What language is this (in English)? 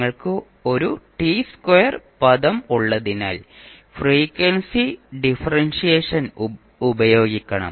Malayalam